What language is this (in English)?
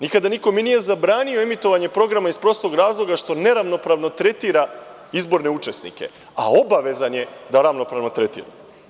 Serbian